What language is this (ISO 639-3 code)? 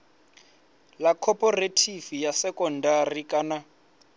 ven